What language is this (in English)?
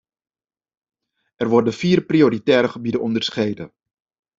Dutch